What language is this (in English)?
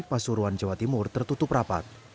Indonesian